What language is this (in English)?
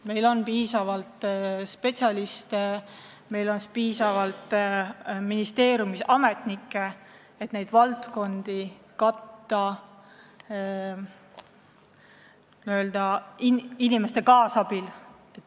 Estonian